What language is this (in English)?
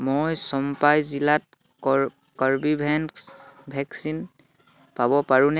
Assamese